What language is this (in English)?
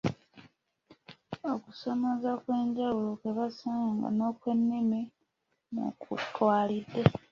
Ganda